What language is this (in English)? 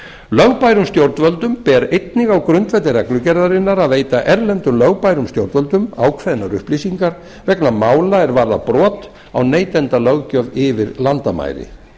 Icelandic